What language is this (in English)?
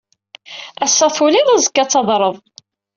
Kabyle